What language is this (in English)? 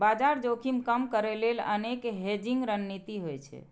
Maithili